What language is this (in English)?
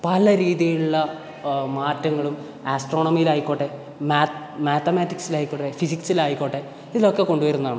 Malayalam